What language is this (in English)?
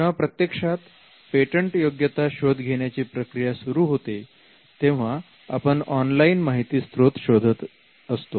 Marathi